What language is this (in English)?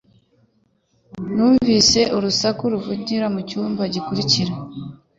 Kinyarwanda